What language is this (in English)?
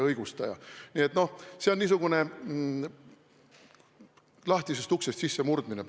Estonian